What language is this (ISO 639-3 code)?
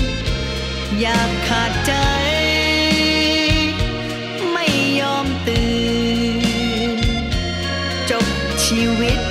tha